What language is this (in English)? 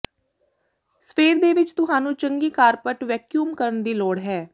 Punjabi